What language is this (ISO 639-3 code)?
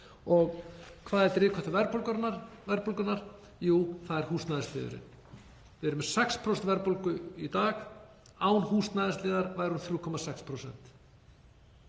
isl